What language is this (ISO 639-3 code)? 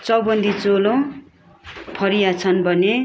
nep